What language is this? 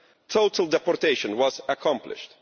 English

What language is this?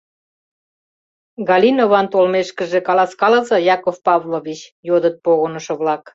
Mari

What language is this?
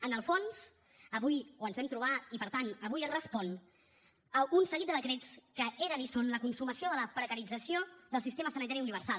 Catalan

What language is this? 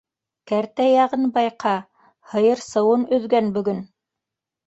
Bashkir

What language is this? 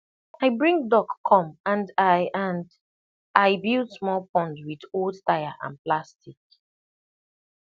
Nigerian Pidgin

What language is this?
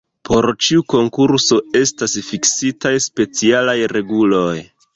Esperanto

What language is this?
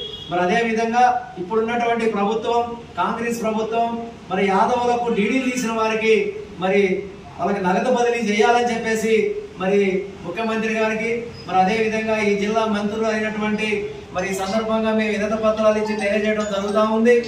Telugu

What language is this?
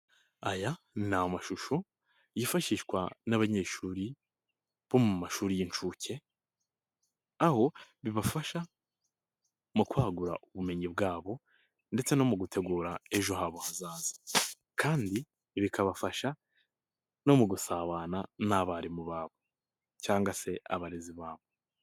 Kinyarwanda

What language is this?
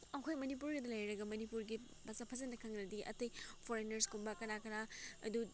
Manipuri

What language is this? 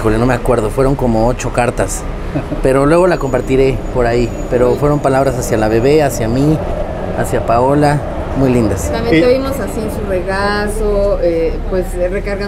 Spanish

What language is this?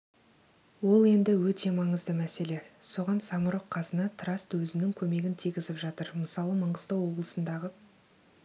Kazakh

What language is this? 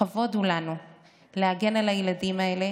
Hebrew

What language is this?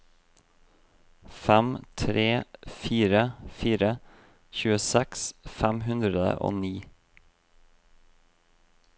Norwegian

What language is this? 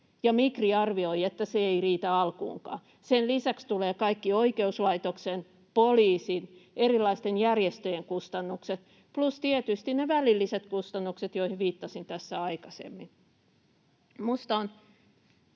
Finnish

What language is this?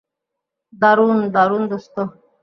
Bangla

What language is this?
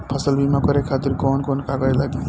Bhojpuri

